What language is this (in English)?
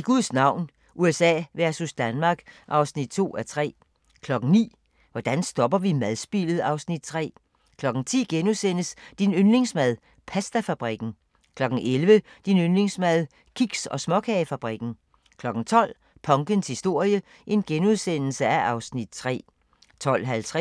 Danish